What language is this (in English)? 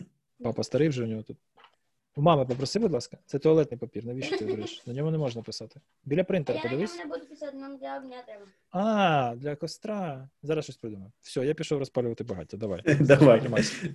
Ukrainian